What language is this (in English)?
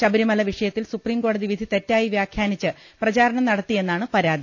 Malayalam